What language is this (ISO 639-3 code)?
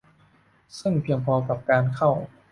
tha